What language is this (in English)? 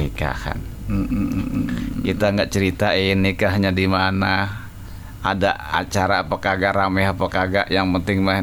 Indonesian